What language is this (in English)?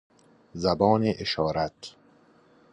Persian